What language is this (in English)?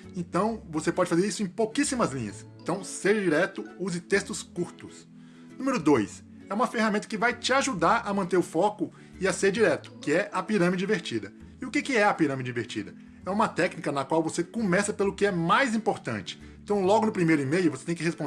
Portuguese